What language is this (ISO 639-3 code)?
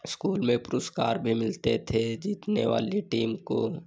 hin